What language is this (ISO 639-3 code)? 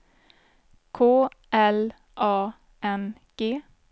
swe